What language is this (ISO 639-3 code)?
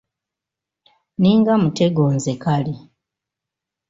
lug